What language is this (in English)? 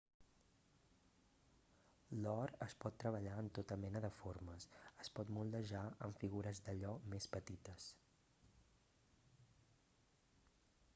Catalan